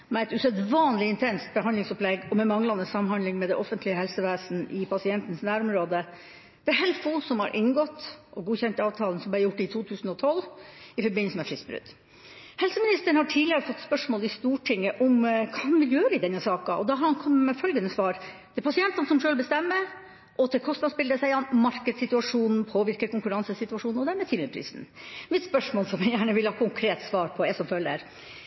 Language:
Norwegian Bokmål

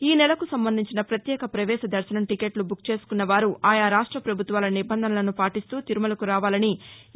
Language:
Telugu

